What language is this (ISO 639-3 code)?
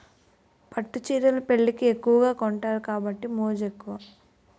tel